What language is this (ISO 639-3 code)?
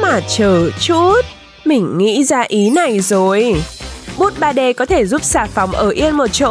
vie